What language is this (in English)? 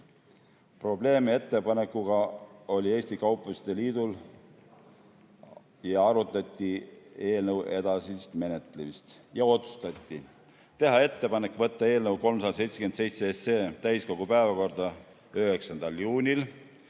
Estonian